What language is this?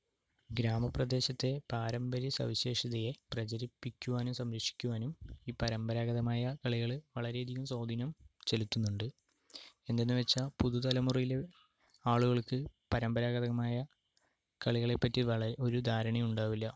Malayalam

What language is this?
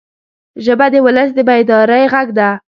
Pashto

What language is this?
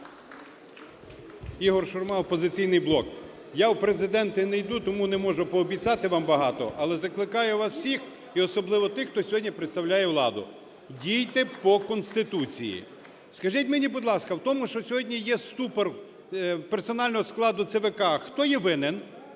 Ukrainian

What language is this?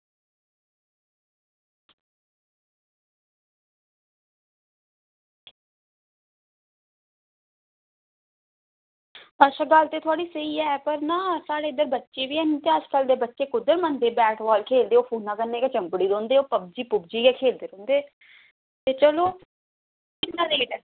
Dogri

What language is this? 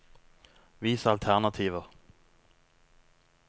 Norwegian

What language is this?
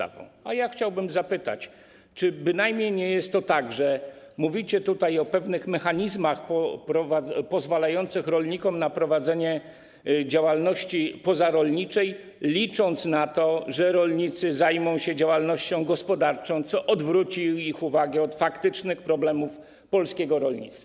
Polish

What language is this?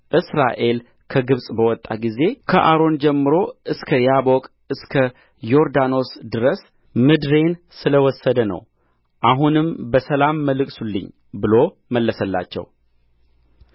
Amharic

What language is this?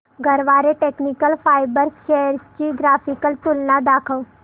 Marathi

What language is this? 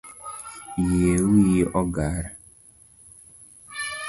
Luo (Kenya and Tanzania)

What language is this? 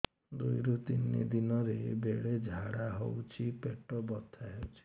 Odia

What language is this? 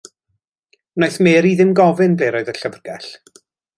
Welsh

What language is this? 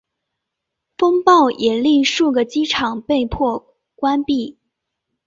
Chinese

